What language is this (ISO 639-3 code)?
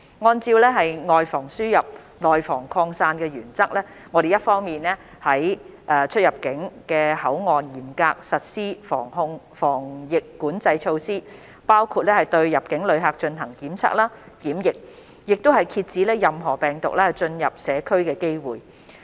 yue